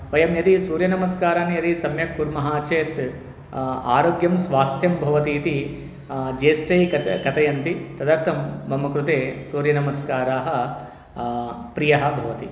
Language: Sanskrit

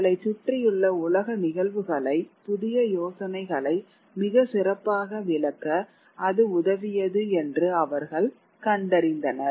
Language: Tamil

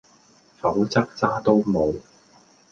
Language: Cantonese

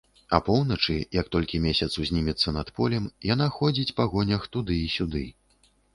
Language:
Belarusian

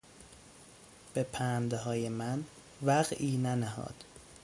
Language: Persian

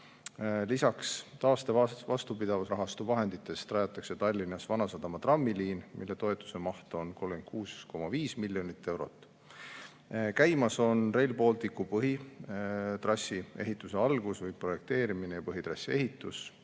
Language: Estonian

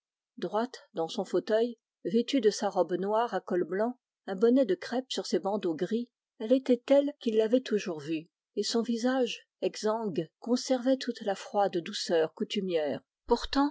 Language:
French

